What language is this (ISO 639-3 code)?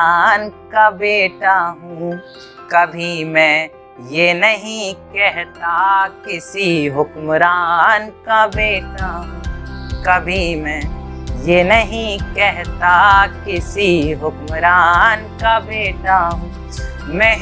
hin